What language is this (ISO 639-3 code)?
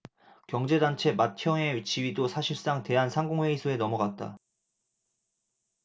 kor